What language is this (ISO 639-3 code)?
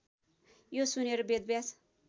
nep